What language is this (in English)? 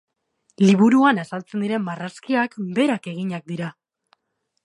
Basque